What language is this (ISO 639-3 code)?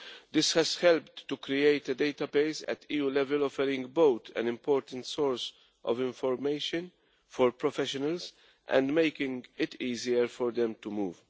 eng